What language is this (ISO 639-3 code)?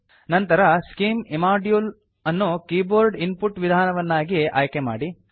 kan